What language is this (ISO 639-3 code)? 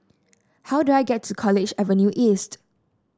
eng